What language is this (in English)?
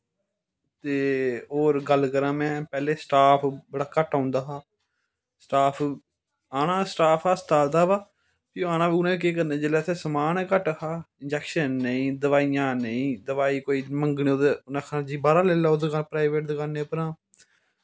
Dogri